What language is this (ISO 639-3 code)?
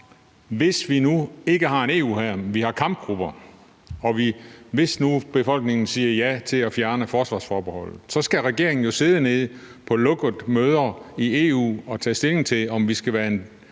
dan